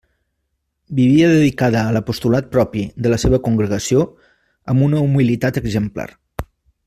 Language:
Catalan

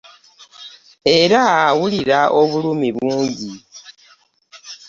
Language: Ganda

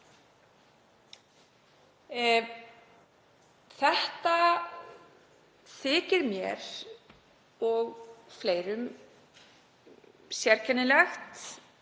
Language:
Icelandic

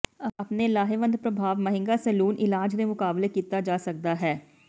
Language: Punjabi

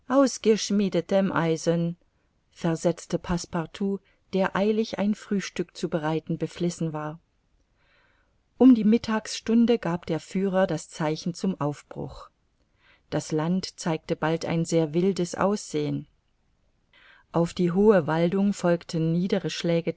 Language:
German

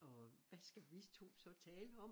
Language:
Danish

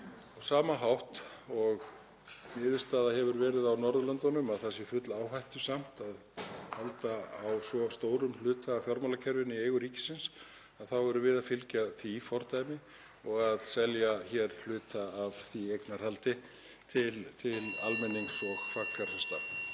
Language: Icelandic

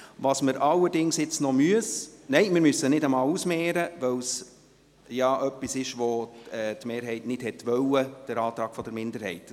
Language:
Swiss German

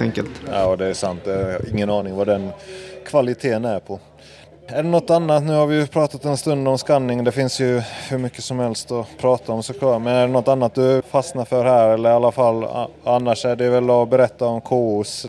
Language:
Swedish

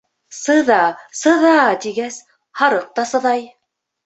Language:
Bashkir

